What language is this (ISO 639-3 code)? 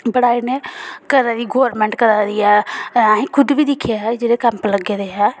doi